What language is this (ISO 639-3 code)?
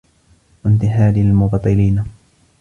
ara